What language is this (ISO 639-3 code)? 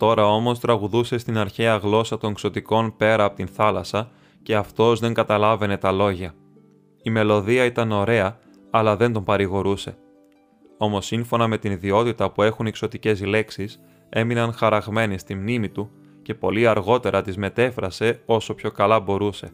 ell